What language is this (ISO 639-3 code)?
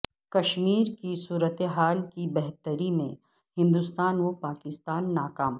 urd